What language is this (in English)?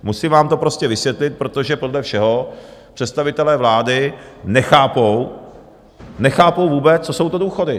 Czech